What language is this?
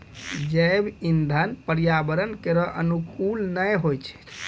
Maithili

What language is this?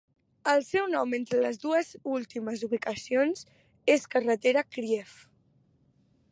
Catalan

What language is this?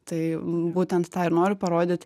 Lithuanian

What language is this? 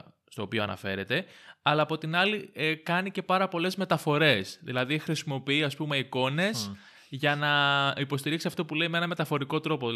Greek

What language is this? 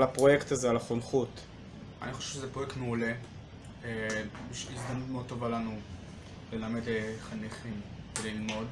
Hebrew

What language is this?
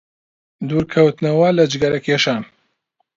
Central Kurdish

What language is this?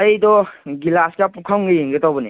Manipuri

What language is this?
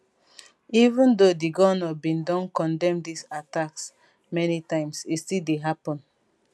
Nigerian Pidgin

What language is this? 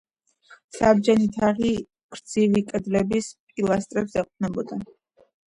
Georgian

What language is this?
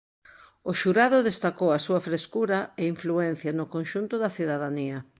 Galician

